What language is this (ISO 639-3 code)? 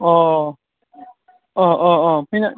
brx